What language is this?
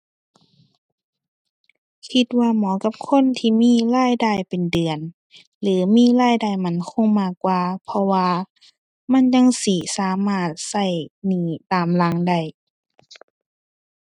Thai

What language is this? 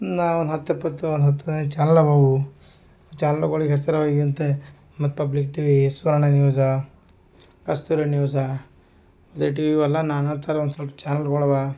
Kannada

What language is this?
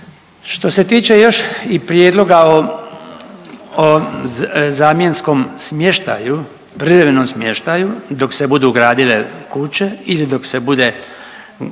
Croatian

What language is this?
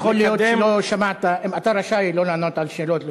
Hebrew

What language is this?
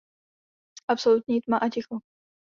Czech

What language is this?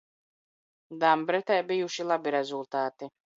Latvian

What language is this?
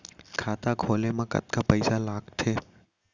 Chhattisgarhi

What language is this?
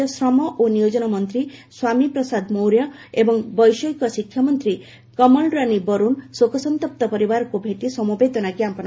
Odia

